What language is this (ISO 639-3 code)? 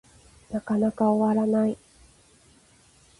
jpn